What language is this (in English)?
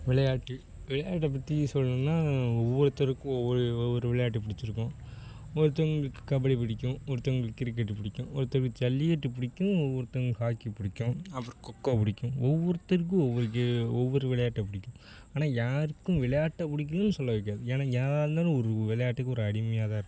Tamil